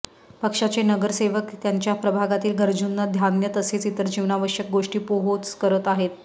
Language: Marathi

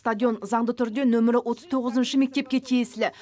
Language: Kazakh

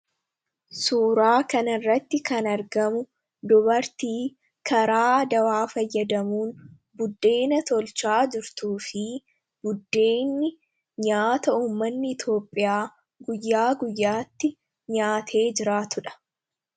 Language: Oromo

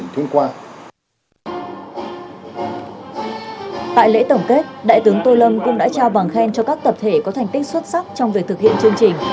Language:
Vietnamese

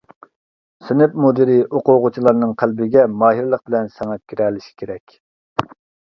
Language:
Uyghur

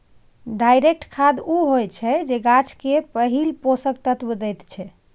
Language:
Maithili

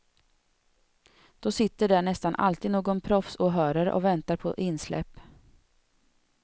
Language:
Swedish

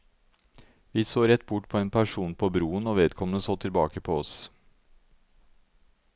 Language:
Norwegian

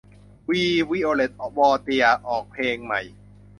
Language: Thai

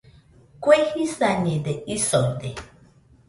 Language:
Nüpode Huitoto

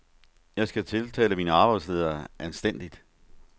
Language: Danish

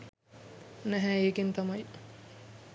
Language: Sinhala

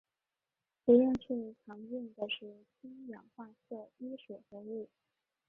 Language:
Chinese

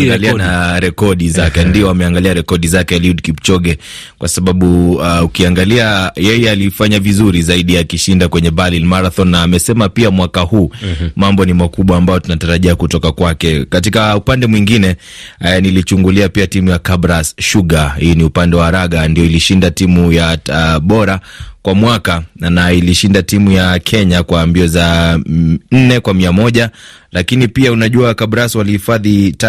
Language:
Swahili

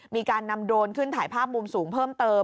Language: Thai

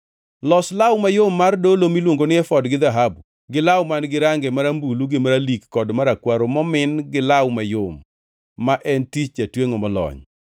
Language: Luo (Kenya and Tanzania)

